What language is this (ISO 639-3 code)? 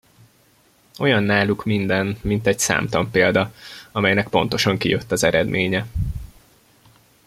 hun